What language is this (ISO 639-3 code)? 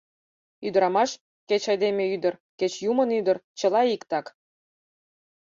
chm